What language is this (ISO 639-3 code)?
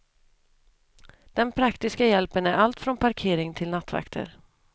swe